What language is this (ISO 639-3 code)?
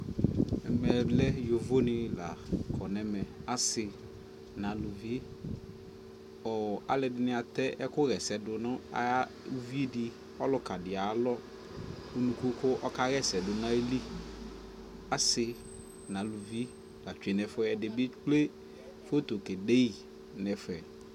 kpo